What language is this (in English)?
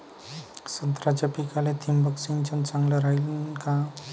Marathi